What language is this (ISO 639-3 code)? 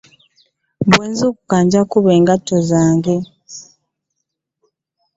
lug